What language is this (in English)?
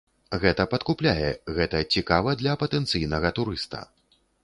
Belarusian